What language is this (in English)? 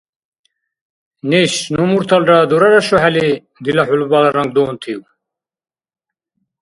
Dargwa